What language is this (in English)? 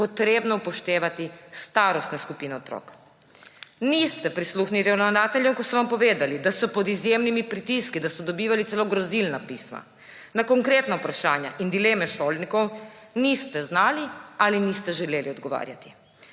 Slovenian